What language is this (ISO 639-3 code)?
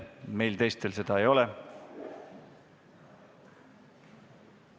est